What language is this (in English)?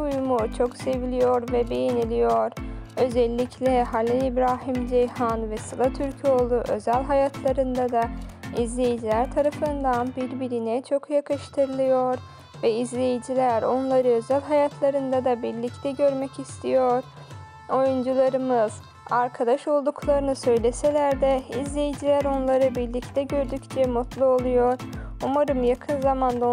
Turkish